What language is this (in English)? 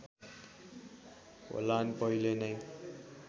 Nepali